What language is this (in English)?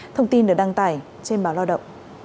Vietnamese